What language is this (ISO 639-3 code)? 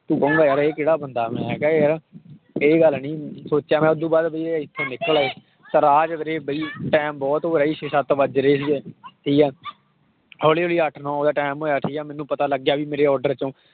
pan